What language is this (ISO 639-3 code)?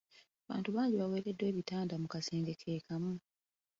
lug